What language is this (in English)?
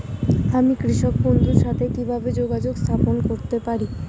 Bangla